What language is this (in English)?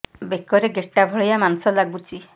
Odia